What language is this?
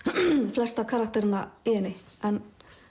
Icelandic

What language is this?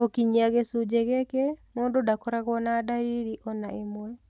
Kikuyu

